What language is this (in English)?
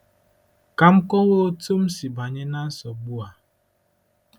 Igbo